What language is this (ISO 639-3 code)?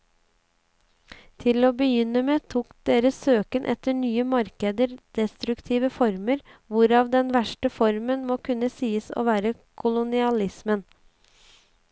nor